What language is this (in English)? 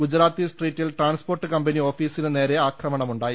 Malayalam